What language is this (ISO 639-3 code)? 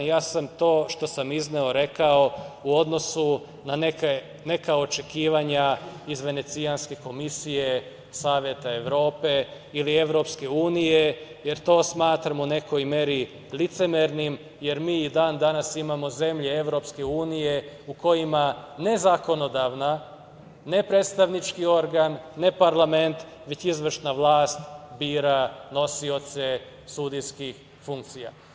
srp